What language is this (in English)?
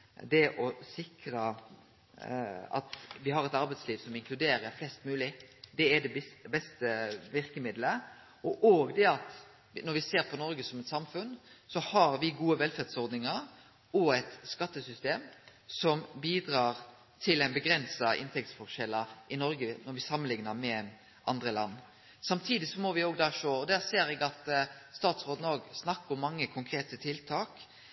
Norwegian Nynorsk